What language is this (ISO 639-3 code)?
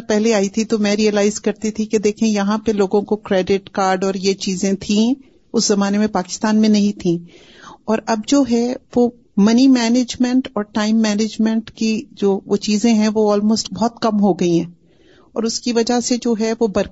urd